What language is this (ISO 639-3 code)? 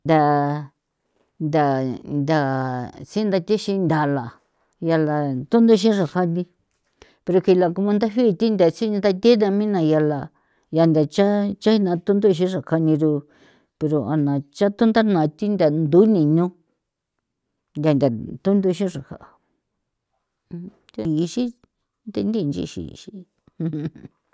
pow